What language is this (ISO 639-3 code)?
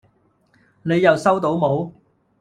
yue